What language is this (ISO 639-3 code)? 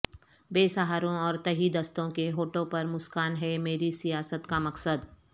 urd